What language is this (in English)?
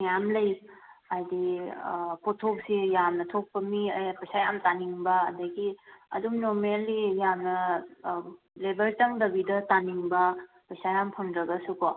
Manipuri